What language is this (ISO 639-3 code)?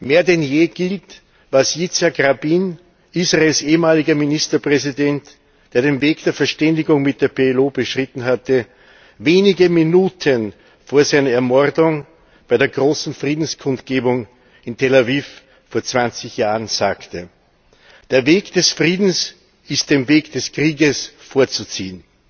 deu